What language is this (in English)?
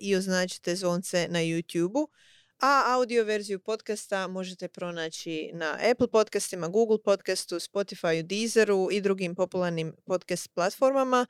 Croatian